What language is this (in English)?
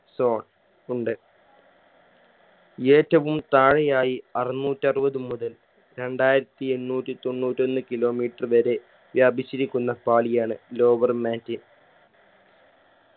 Malayalam